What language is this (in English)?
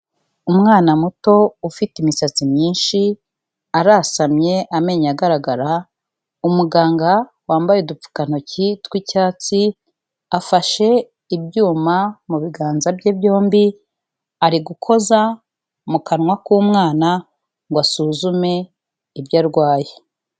Kinyarwanda